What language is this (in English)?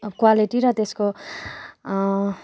Nepali